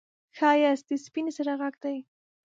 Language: Pashto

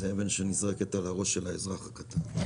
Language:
Hebrew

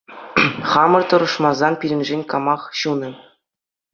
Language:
Chuvash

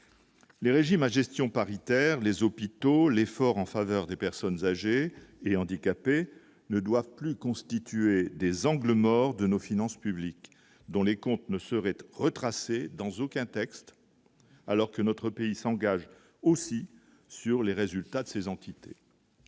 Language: French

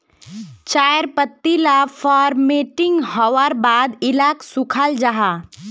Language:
Magahi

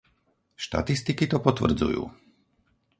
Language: Slovak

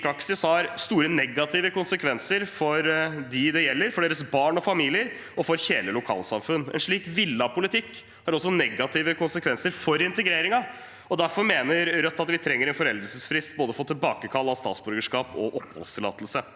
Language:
Norwegian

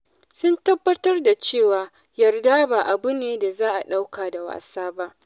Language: Hausa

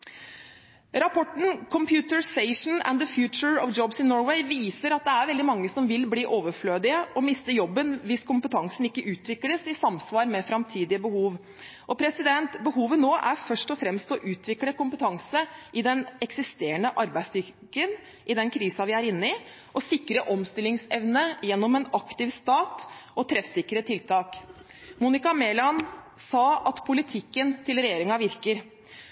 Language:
Norwegian Bokmål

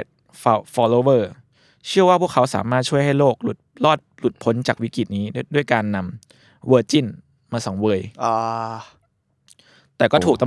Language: Thai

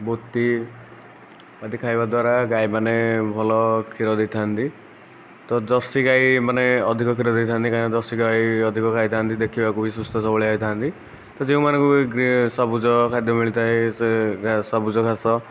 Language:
Odia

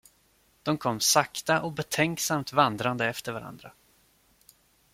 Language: Swedish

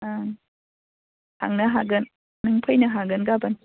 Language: Bodo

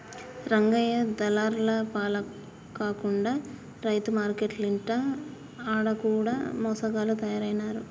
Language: Telugu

